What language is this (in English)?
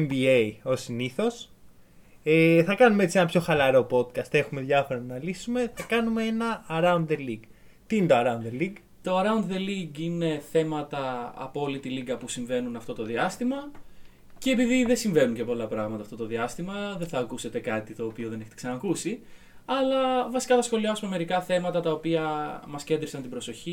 Greek